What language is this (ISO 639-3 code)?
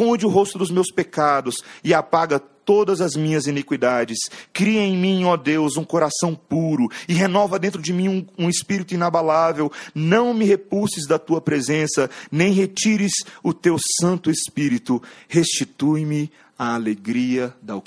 por